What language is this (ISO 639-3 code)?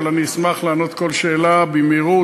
heb